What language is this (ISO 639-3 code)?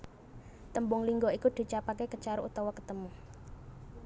jav